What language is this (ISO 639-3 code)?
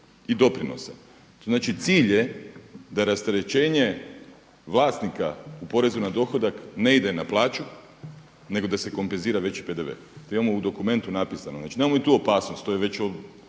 hrv